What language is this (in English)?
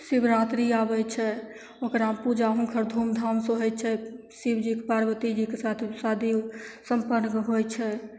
Maithili